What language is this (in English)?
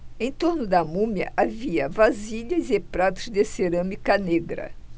Portuguese